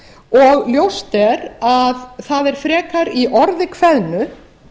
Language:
Icelandic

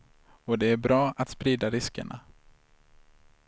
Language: Swedish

